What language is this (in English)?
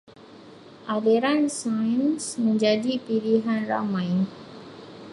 Malay